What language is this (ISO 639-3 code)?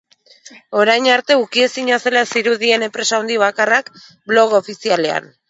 eus